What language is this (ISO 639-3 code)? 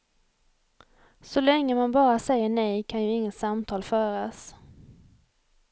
swe